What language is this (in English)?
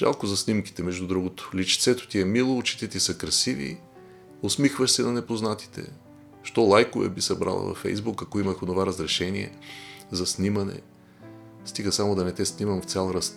Bulgarian